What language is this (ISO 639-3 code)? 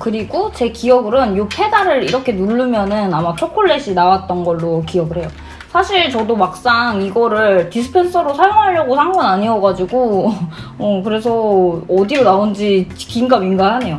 kor